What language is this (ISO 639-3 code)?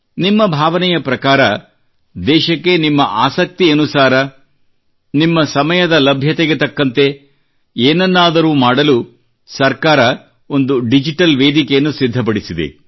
kan